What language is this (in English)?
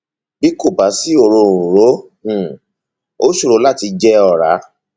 Yoruba